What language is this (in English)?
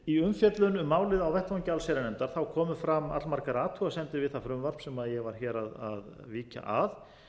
Icelandic